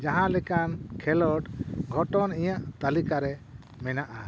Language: Santali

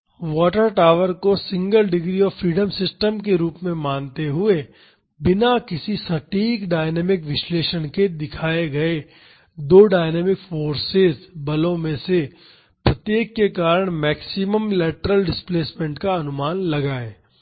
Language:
Hindi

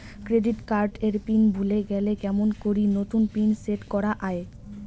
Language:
Bangla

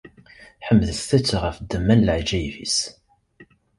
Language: Kabyle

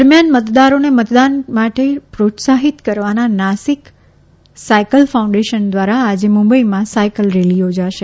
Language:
Gujarati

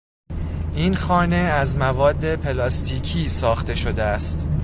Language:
Persian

